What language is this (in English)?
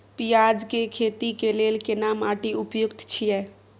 Maithili